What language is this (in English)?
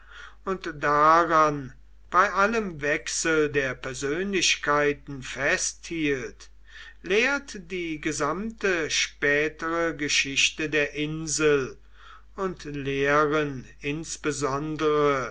German